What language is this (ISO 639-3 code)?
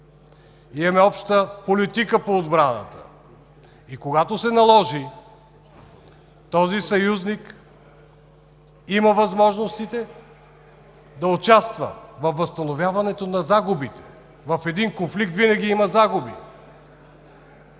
bul